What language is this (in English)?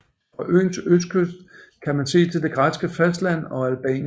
Danish